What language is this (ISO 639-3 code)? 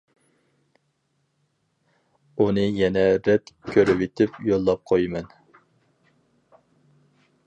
uig